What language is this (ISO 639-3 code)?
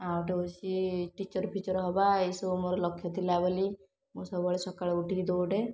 ori